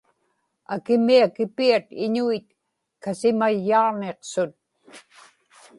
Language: Inupiaq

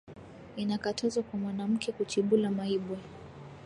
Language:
Swahili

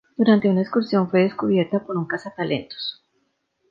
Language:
Spanish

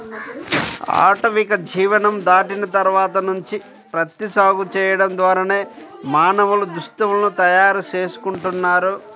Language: Telugu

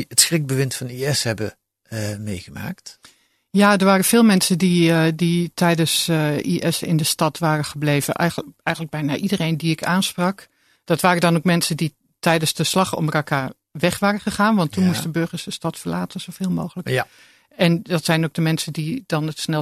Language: Dutch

